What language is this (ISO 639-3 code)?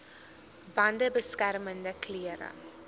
afr